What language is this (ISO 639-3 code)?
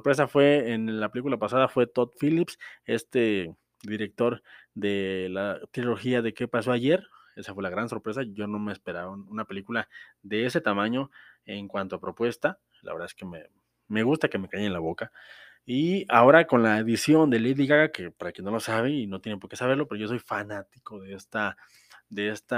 spa